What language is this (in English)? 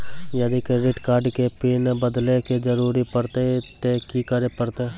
Maithili